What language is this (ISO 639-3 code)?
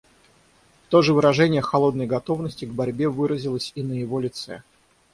rus